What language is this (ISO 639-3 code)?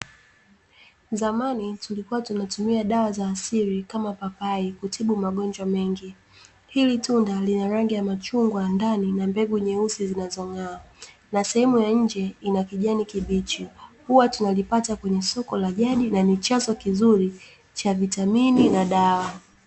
swa